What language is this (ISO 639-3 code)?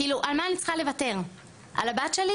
heb